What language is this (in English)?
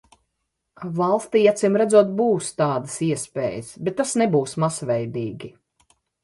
Latvian